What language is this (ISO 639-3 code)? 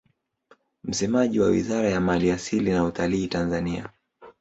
swa